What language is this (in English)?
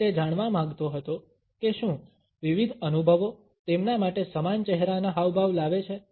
Gujarati